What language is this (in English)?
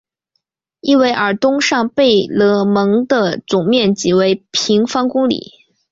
Chinese